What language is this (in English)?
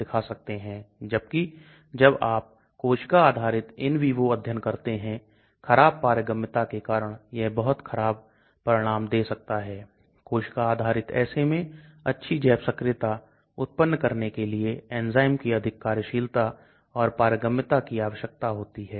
Hindi